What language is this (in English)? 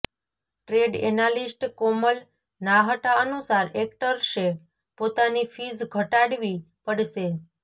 Gujarati